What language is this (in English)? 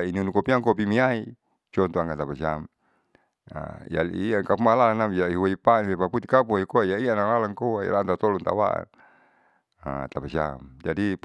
Saleman